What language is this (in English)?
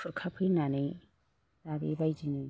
Bodo